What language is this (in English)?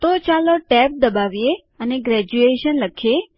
Gujarati